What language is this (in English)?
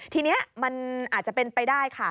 Thai